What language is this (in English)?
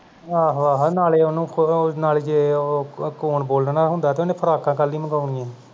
Punjabi